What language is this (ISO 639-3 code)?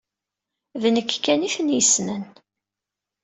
kab